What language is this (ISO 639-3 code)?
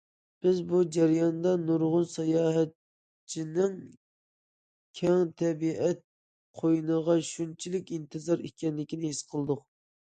uig